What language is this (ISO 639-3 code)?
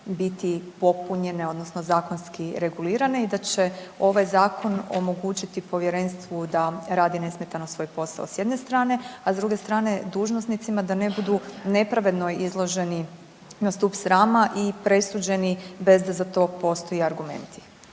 hrv